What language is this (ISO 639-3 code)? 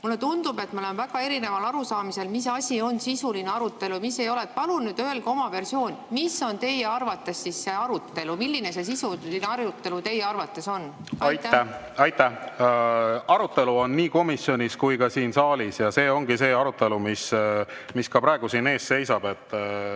est